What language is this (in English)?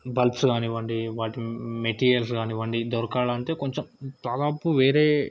Telugu